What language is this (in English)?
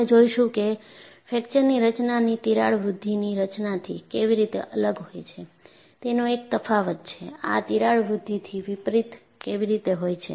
Gujarati